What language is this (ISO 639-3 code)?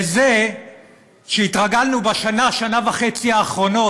heb